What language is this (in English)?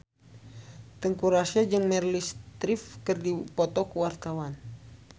Sundanese